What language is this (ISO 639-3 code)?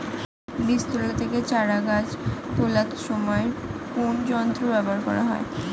ben